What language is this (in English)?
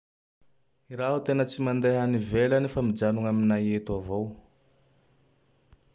Tandroy-Mahafaly Malagasy